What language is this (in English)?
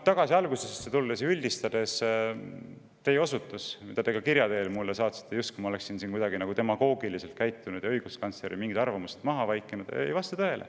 Estonian